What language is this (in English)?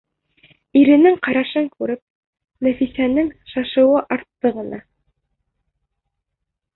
Bashkir